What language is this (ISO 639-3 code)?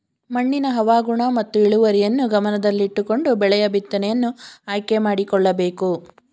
kan